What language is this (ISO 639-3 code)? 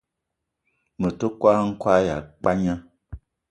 eto